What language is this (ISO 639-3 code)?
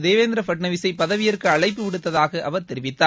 tam